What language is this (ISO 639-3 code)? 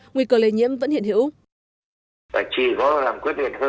vie